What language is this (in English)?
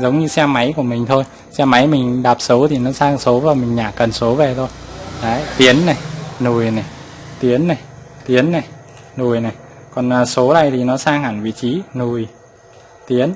Vietnamese